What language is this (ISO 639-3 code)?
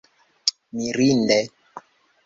epo